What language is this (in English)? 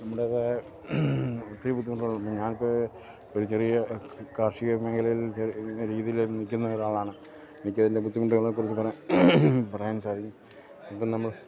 Malayalam